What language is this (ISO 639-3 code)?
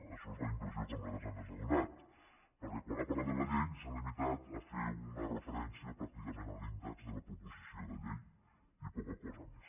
cat